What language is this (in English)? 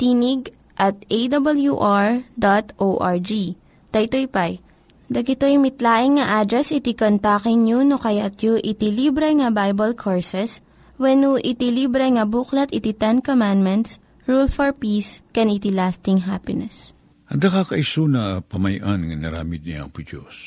Filipino